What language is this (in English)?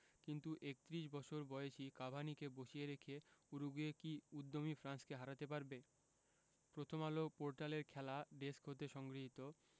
Bangla